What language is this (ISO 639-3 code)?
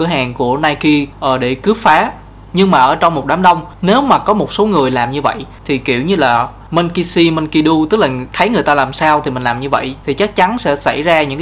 vie